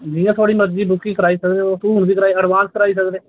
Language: Dogri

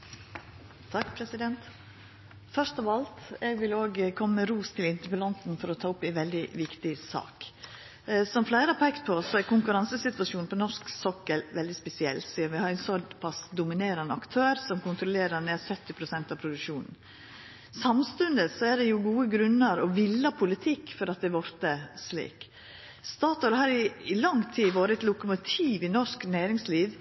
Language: Norwegian Nynorsk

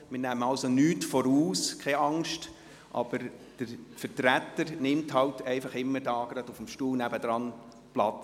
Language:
Swiss German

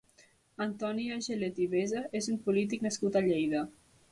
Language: Catalan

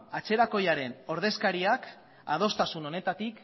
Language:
Basque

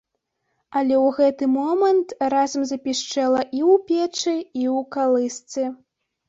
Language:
Belarusian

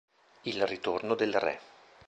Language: Italian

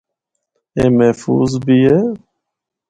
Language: Northern Hindko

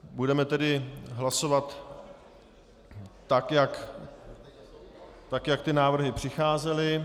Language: Czech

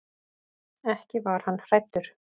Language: Icelandic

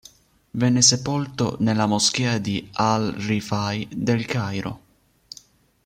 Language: Italian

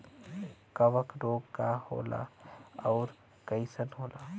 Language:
Bhojpuri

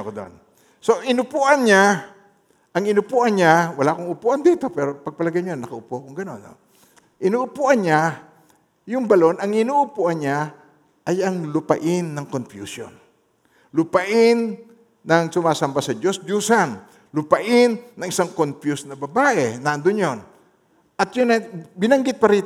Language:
Filipino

